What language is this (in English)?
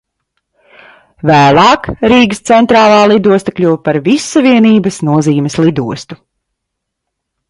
Latvian